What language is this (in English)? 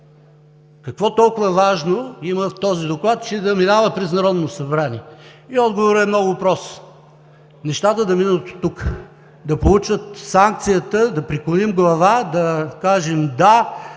Bulgarian